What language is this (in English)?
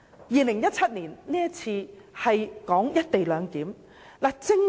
Cantonese